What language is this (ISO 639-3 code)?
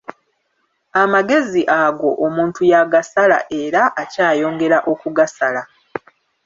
lug